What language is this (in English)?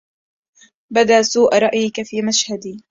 Arabic